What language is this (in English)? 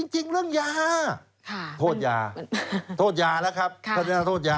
Thai